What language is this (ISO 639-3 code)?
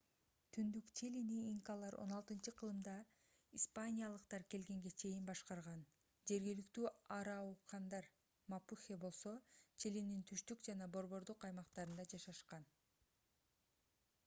kir